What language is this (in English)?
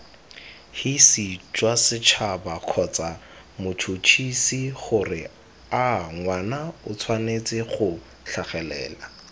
Tswana